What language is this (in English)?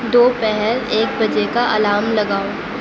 Urdu